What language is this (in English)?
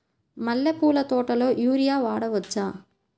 Telugu